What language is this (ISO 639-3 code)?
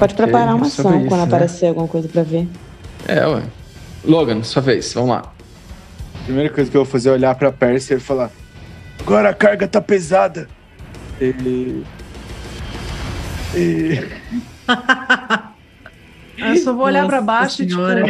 por